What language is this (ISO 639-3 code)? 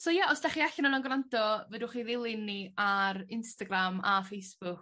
cym